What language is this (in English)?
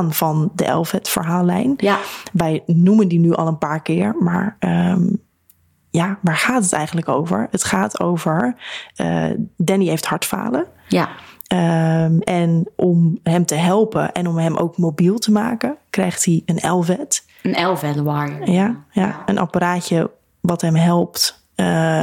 Dutch